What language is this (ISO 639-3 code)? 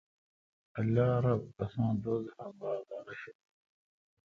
xka